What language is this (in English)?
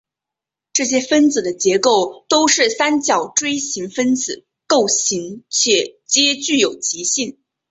Chinese